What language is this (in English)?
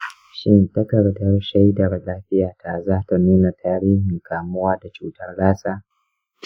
Hausa